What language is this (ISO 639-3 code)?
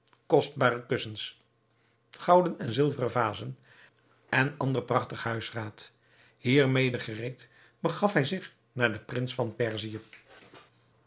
nld